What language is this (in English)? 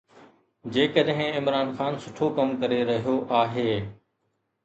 Sindhi